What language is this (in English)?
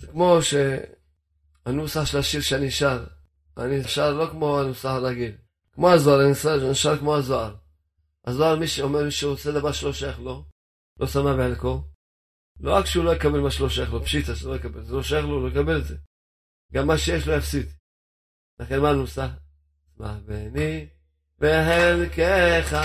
Hebrew